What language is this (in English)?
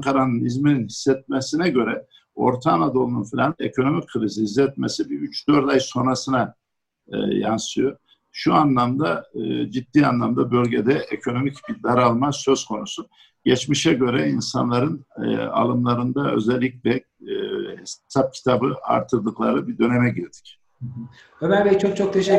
Turkish